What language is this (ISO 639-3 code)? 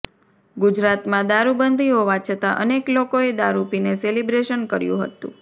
guj